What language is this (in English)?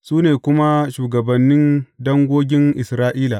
Hausa